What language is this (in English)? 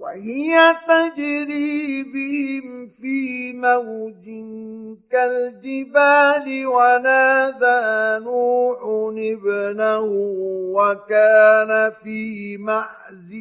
Arabic